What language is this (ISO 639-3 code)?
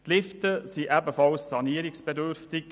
gsw